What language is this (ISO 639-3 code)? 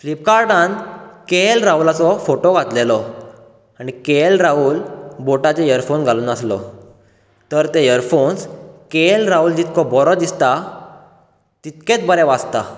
kok